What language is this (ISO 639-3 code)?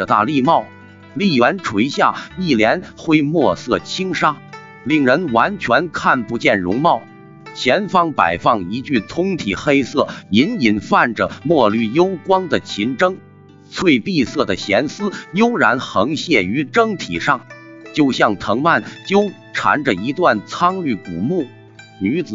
zho